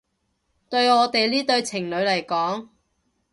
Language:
Cantonese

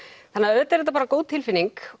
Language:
Icelandic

